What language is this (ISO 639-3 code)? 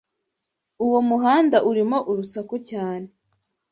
kin